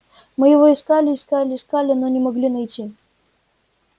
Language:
Russian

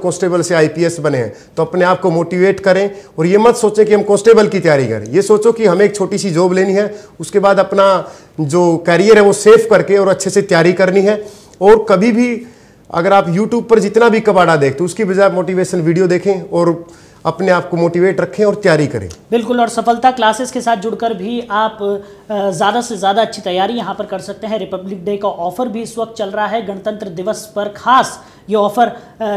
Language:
Hindi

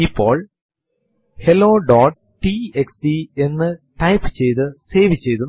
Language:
Malayalam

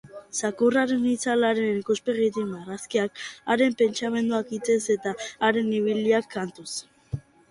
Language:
Basque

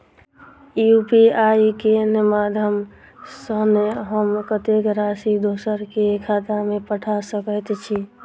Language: Maithili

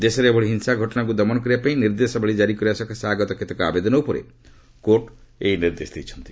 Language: Odia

